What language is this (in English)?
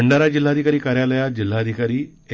Marathi